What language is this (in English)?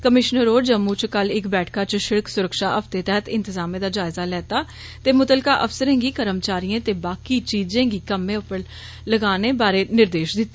Dogri